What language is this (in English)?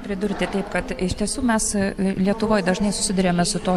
Lithuanian